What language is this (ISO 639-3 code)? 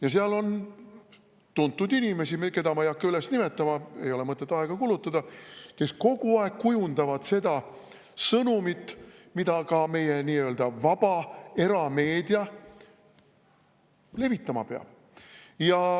est